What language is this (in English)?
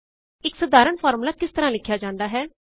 Punjabi